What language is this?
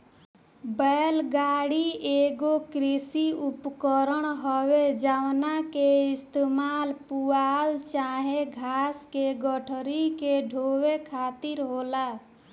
Bhojpuri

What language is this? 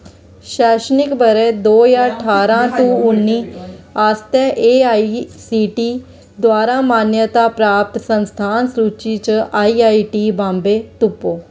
Dogri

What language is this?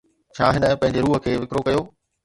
Sindhi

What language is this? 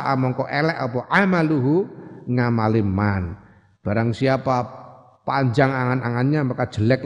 Indonesian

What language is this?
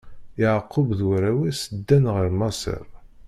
Kabyle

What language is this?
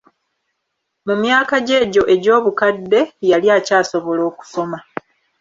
Ganda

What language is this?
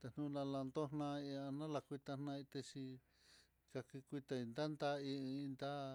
Mitlatongo Mixtec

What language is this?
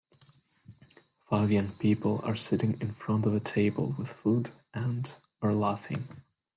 English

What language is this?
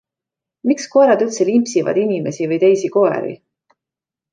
Estonian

